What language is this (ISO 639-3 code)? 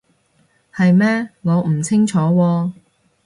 yue